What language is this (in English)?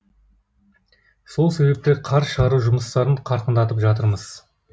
Kazakh